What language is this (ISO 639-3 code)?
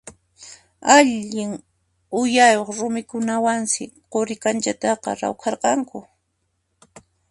qxp